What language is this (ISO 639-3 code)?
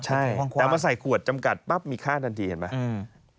tha